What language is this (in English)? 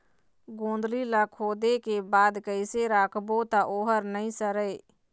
Chhattisgarhi